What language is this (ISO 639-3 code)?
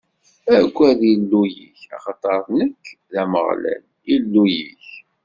kab